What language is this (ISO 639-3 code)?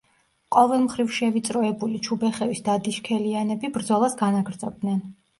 kat